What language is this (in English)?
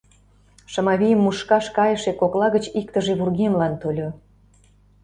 Mari